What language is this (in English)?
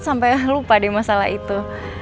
Indonesian